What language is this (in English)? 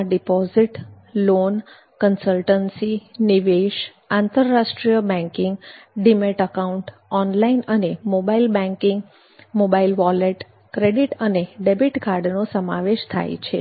Gujarati